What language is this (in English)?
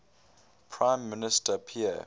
English